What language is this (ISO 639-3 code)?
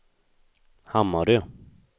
swe